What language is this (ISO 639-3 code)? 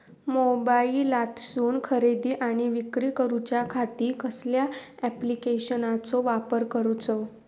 mar